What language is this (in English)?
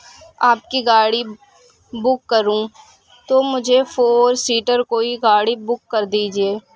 Urdu